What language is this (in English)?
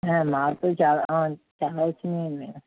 Telugu